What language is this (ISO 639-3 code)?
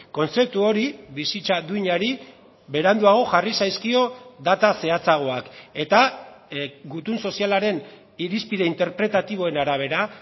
eus